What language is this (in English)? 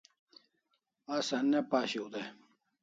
Kalasha